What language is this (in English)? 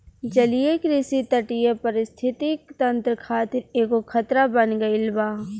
Bhojpuri